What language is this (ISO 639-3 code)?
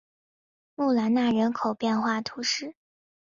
zho